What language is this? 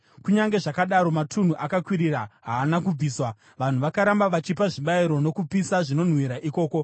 Shona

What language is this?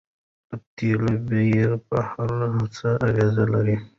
Pashto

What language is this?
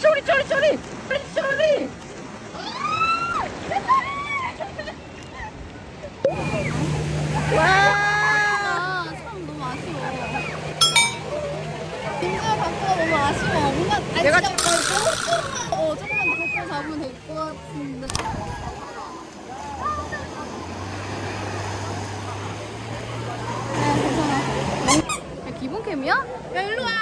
Korean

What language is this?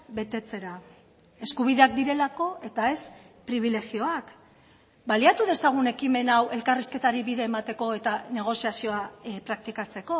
Basque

